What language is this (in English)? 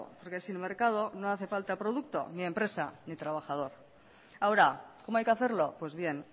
Spanish